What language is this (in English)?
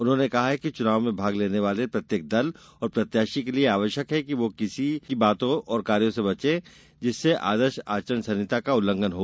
Hindi